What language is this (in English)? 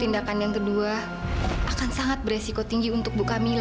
Indonesian